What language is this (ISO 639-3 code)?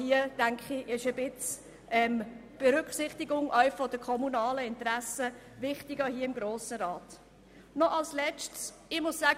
gsw